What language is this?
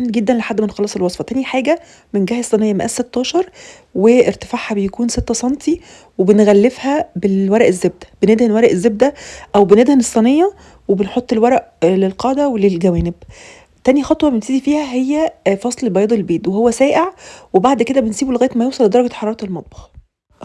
Arabic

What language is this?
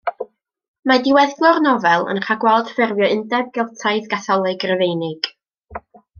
Welsh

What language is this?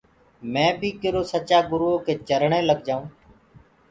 Gurgula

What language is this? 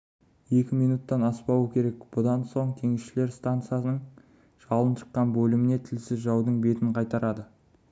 Kazakh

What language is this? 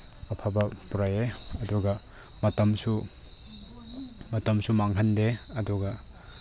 Manipuri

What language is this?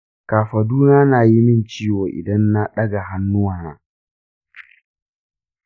Hausa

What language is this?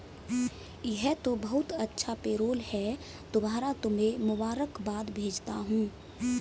Hindi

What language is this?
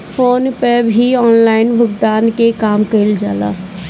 Bhojpuri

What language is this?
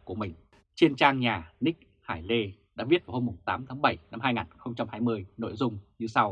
Vietnamese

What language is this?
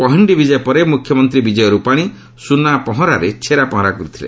Odia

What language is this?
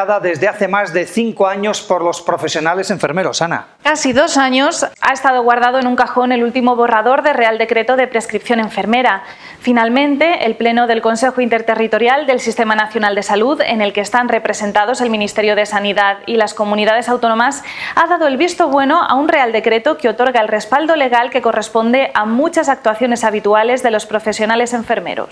Spanish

